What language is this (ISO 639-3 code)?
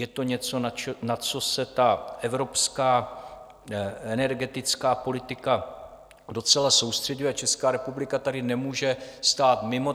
ces